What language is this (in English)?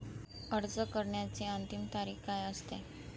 Marathi